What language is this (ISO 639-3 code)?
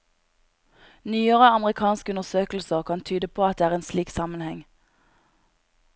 nor